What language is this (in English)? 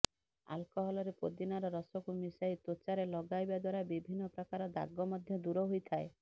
Odia